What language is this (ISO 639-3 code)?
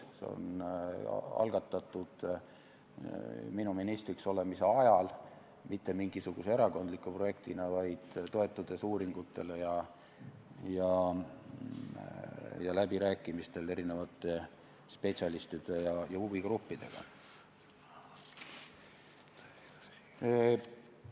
est